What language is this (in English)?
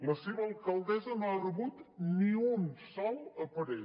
Catalan